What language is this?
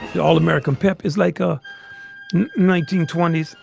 English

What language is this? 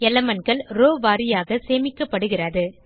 Tamil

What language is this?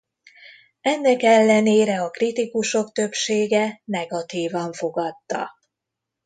Hungarian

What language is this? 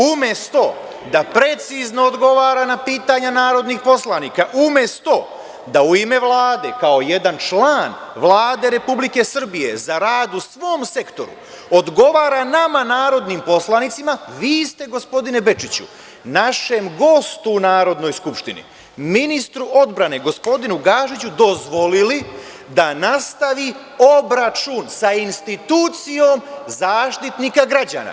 Serbian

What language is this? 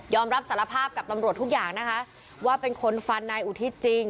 Thai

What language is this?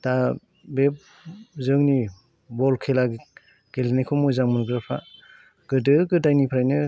Bodo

